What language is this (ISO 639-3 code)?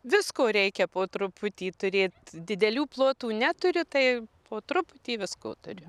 lit